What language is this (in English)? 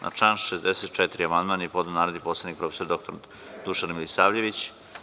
Serbian